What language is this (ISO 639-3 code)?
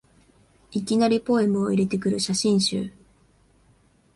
jpn